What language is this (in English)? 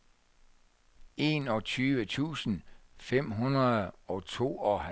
Danish